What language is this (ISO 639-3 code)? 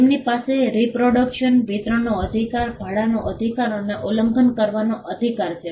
guj